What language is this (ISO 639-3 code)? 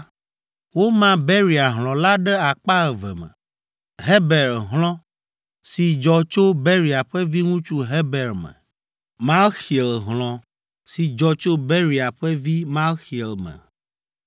ewe